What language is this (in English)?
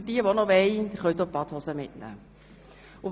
Swiss German